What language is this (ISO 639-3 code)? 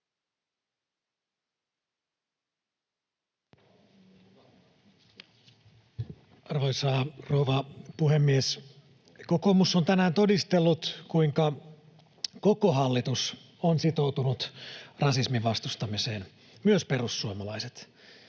fin